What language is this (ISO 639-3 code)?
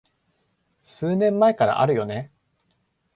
jpn